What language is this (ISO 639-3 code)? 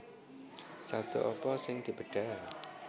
jav